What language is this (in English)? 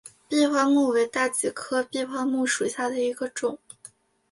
Chinese